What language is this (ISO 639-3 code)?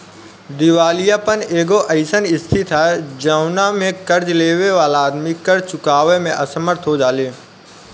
bho